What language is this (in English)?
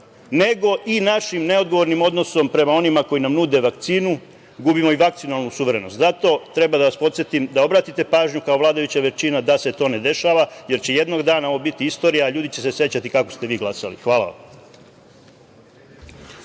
Serbian